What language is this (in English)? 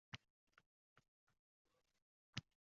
Uzbek